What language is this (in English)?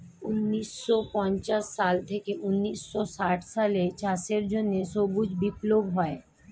Bangla